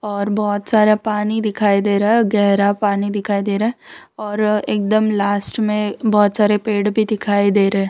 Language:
Hindi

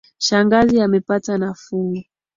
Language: Swahili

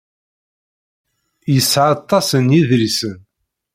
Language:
Kabyle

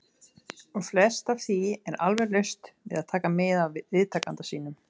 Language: Icelandic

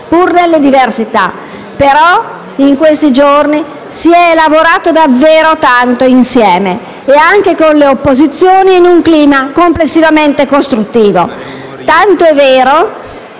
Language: Italian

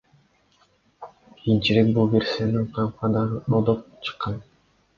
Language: Kyrgyz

